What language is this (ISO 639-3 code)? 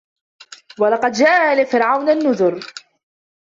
ara